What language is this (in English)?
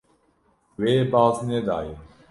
Kurdish